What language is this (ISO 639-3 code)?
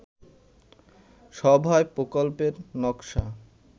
ben